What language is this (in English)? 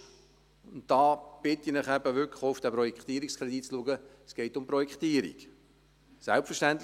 Swiss German